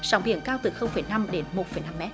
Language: Vietnamese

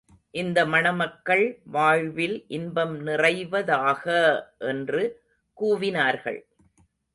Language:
Tamil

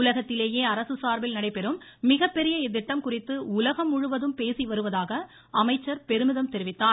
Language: Tamil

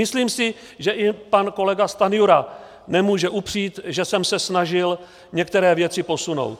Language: Czech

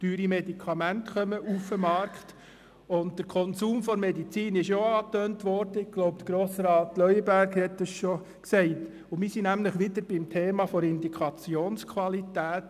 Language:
Swiss German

